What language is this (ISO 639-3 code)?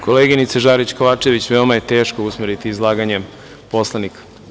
srp